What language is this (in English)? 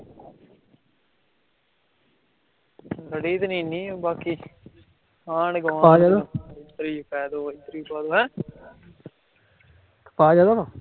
Punjabi